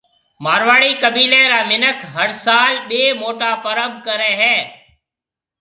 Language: Marwari (Pakistan)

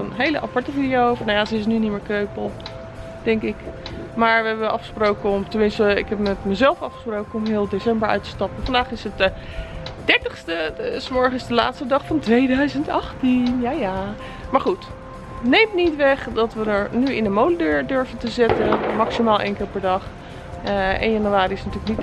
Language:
Dutch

